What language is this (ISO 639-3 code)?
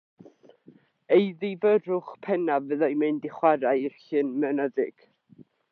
cym